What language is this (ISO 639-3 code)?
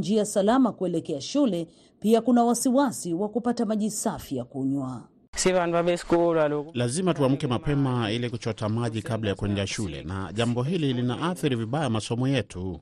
swa